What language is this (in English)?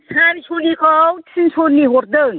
Bodo